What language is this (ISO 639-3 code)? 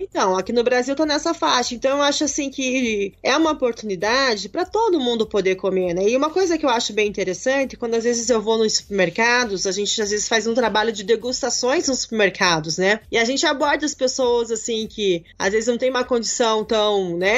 por